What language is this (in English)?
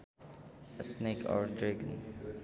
Sundanese